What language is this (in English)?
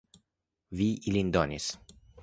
Esperanto